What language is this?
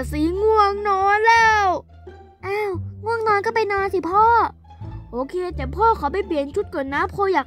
Thai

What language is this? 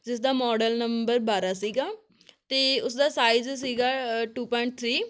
Punjabi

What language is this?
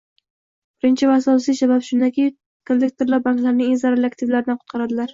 Uzbek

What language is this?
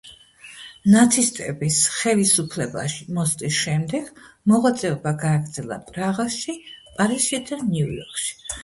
Georgian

